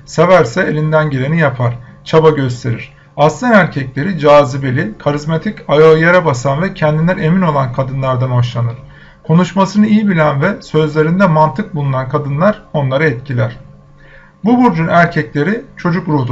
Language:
Turkish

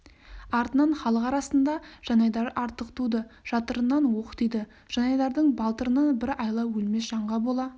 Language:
Kazakh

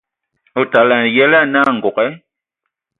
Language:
Ewondo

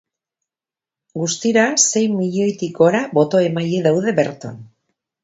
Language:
Basque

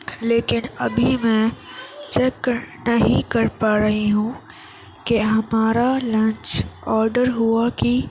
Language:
Urdu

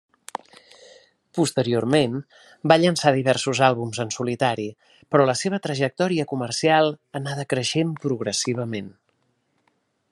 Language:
Catalan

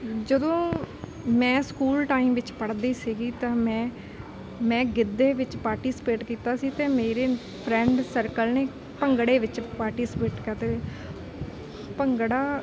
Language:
Punjabi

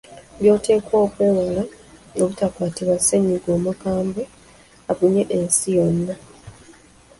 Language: Ganda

